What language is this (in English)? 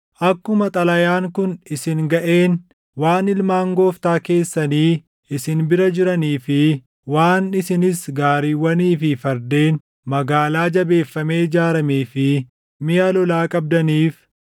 Oromo